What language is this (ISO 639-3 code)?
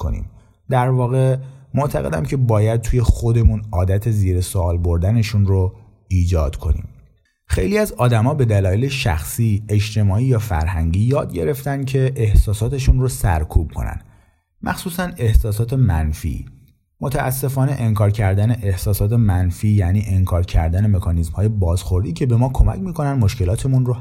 fas